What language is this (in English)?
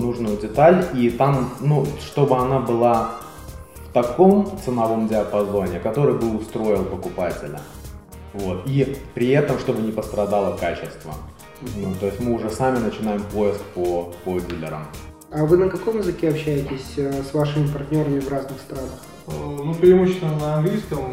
Russian